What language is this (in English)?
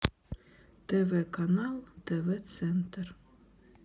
Russian